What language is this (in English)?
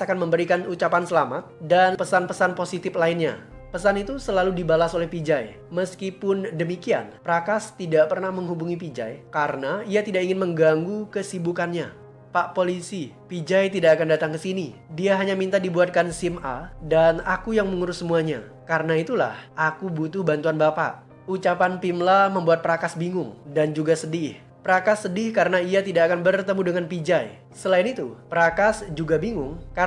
Indonesian